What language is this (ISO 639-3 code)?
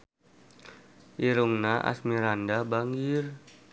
sun